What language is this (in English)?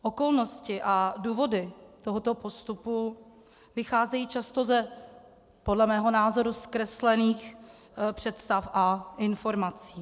Czech